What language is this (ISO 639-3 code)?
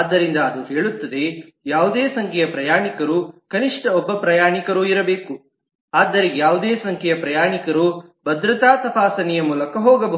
kan